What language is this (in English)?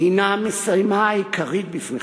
Hebrew